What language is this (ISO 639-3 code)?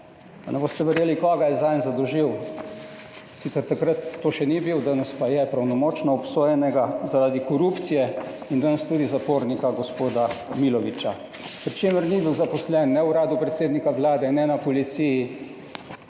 slv